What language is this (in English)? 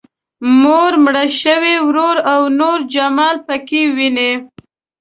Pashto